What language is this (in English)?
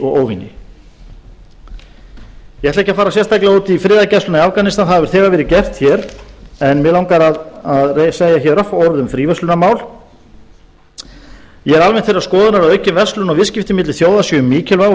Icelandic